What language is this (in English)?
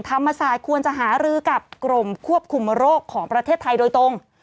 Thai